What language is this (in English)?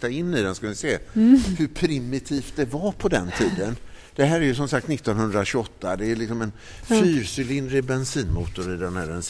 Swedish